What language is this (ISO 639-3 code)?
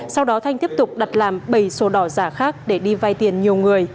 vie